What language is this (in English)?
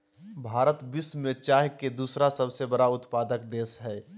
Magahi